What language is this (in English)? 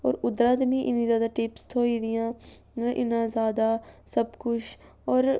Dogri